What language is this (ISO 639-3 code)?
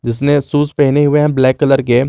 hin